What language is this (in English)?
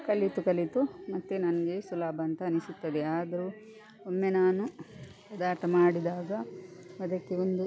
Kannada